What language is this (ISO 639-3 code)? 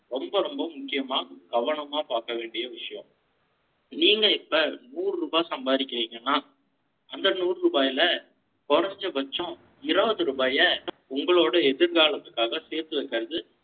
tam